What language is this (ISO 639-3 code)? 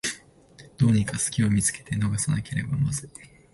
jpn